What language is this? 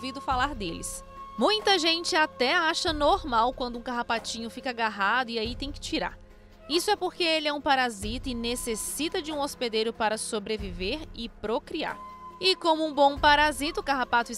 Portuguese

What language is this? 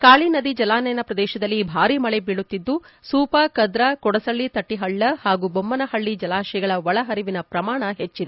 Kannada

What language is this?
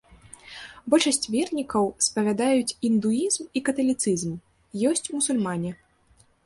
Belarusian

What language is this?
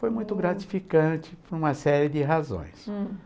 Portuguese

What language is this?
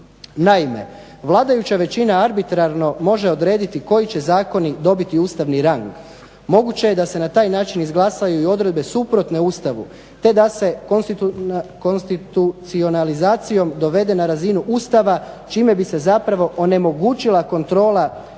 Croatian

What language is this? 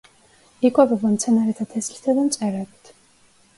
Georgian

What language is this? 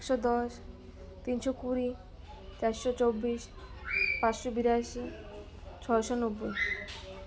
Odia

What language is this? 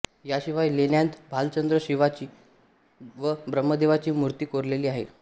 Marathi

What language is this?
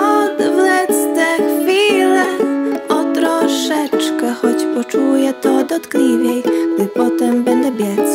Polish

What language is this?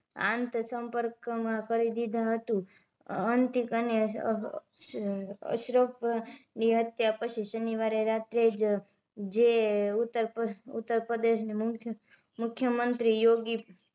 Gujarati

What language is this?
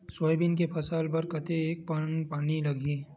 Chhattisgarhi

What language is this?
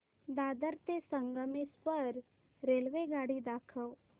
Marathi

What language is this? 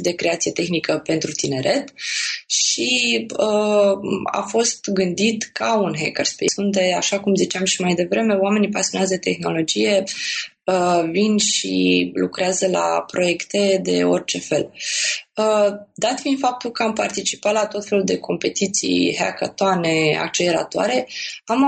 Romanian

